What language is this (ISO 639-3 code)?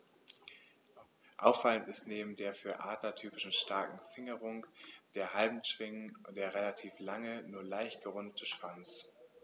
deu